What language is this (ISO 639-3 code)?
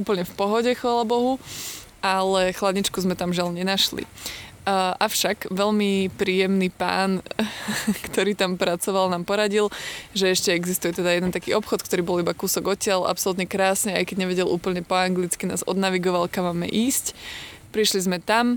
slk